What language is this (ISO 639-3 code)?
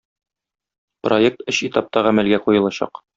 tat